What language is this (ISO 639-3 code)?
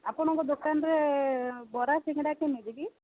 ori